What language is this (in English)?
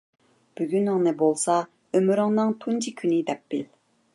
Uyghur